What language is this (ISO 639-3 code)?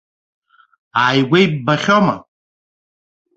abk